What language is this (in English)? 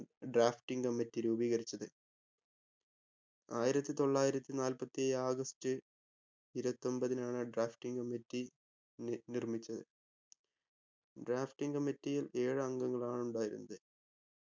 Malayalam